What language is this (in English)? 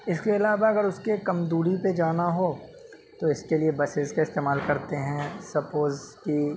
Urdu